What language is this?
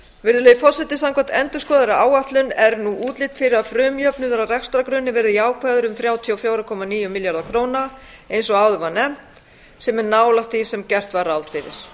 Icelandic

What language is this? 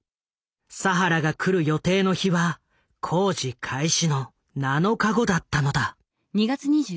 Japanese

